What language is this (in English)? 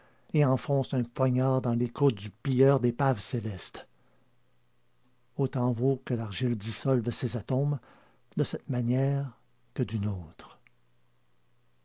French